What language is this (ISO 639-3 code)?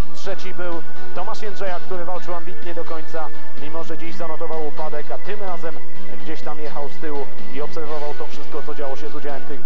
pol